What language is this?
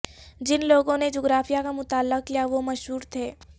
Urdu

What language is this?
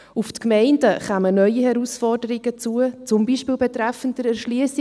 Swiss German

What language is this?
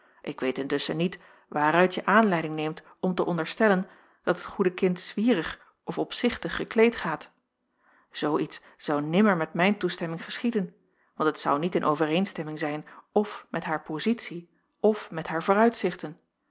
Dutch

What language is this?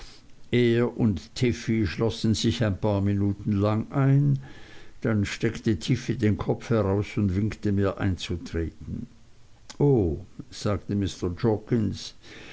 German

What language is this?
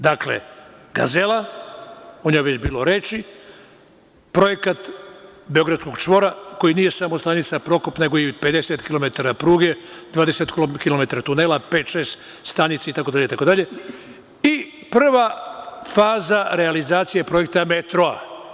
Serbian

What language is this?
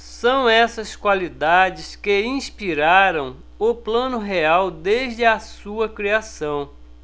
Portuguese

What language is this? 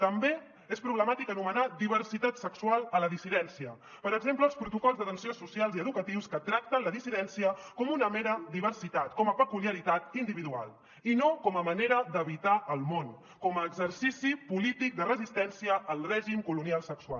Catalan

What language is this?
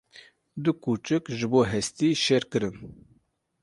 Kurdish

